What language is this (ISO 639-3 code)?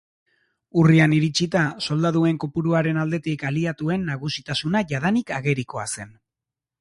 eus